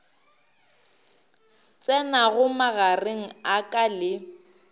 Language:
Northern Sotho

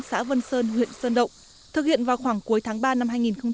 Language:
Vietnamese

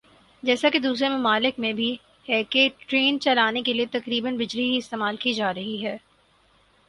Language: Urdu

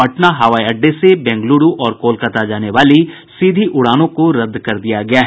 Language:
Hindi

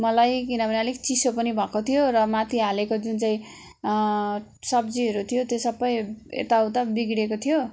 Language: Nepali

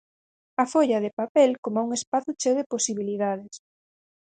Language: Galician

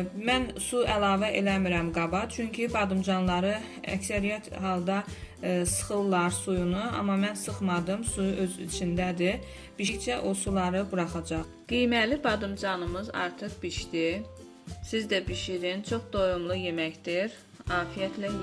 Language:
Turkish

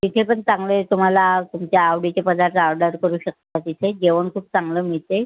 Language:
Marathi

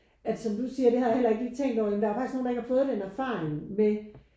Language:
Danish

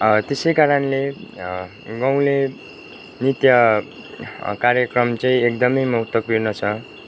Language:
Nepali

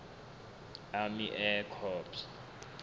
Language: Southern Sotho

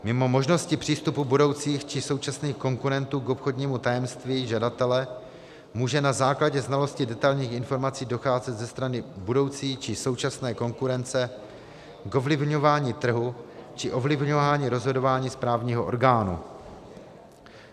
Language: Czech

